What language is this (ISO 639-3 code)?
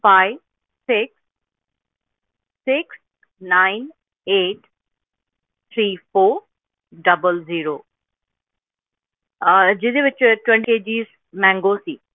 pan